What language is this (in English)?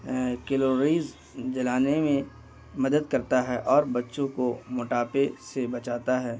Urdu